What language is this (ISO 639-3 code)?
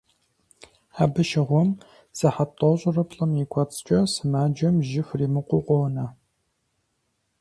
kbd